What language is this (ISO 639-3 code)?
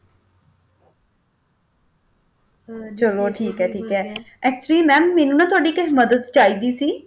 pan